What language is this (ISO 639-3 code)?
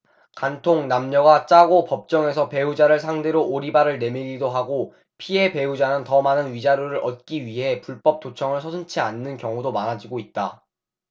kor